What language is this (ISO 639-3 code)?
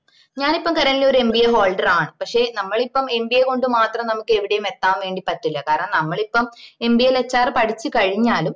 mal